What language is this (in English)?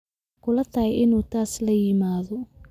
Somali